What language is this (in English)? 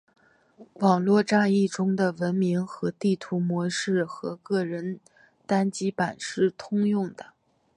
Chinese